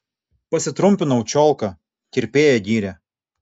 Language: Lithuanian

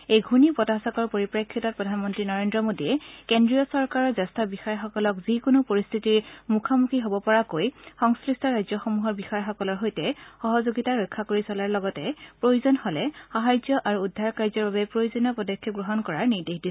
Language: Assamese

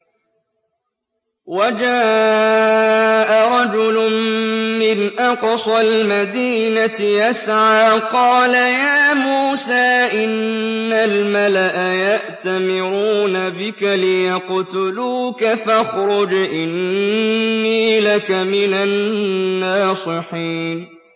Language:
Arabic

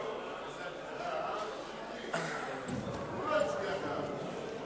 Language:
Hebrew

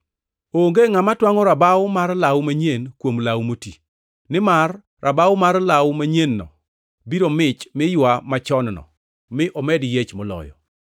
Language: Luo (Kenya and Tanzania)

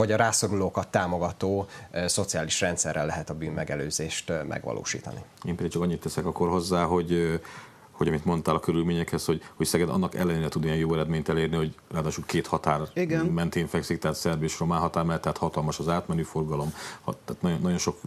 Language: Hungarian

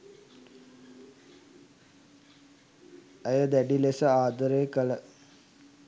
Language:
Sinhala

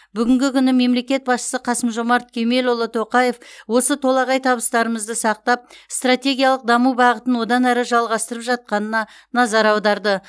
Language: Kazakh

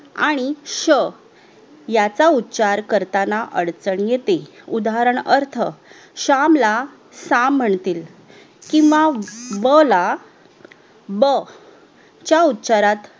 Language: Marathi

